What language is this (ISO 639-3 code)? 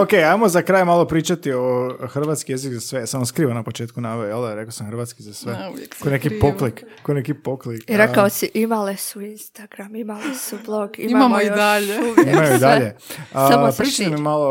hrv